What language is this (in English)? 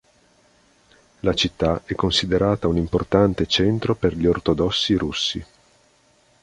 Italian